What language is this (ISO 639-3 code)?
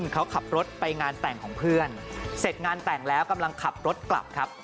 tha